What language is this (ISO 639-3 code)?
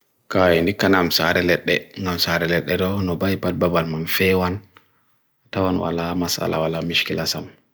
fui